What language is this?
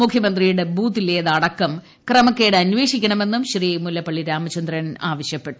Malayalam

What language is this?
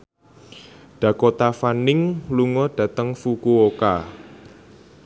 Javanese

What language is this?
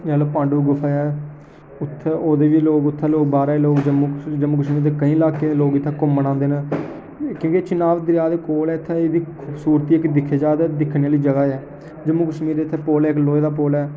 Dogri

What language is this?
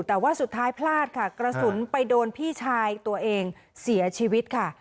Thai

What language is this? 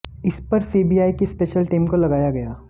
Hindi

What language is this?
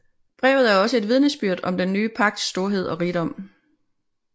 Danish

